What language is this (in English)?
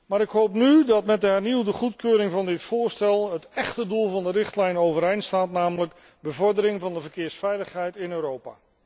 Dutch